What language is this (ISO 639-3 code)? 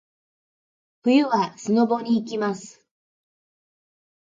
jpn